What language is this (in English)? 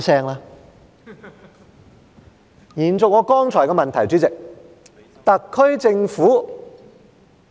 Cantonese